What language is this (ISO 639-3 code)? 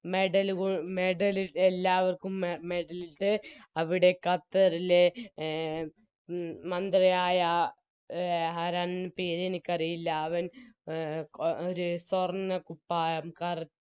mal